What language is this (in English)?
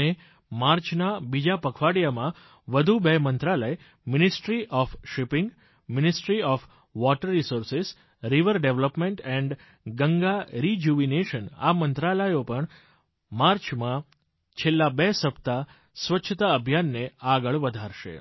Gujarati